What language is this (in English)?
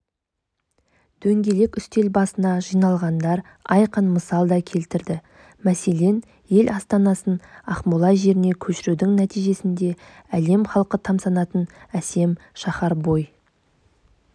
Kazakh